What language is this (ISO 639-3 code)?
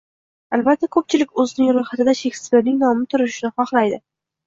uzb